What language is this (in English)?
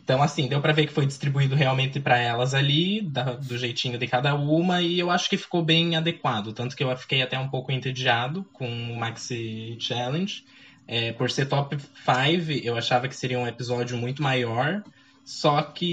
Portuguese